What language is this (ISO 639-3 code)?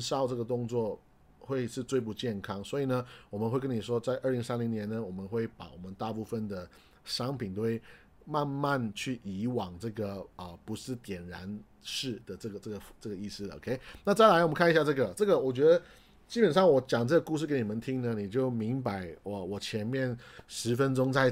zho